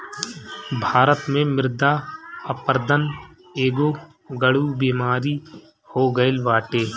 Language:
Bhojpuri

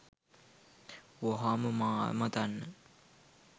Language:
Sinhala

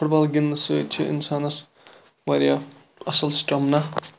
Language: Kashmiri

